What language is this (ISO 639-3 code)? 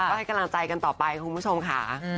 tha